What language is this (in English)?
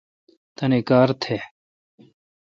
Kalkoti